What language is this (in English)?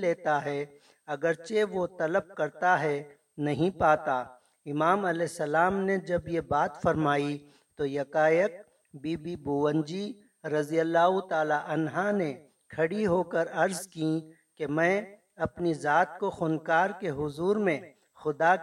Urdu